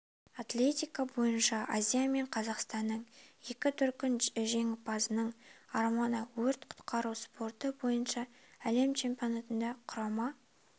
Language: Kazakh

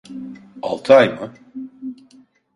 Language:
Turkish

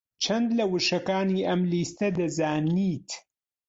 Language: Central Kurdish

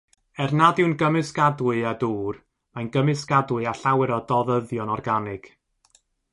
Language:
Welsh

